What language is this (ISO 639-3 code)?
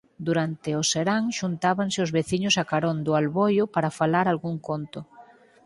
glg